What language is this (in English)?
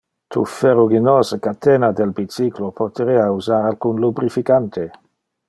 Interlingua